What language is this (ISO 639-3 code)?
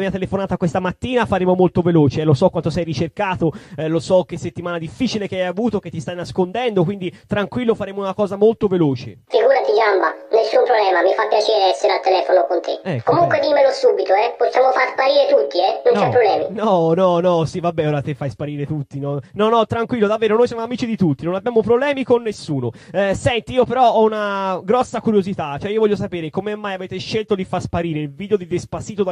ita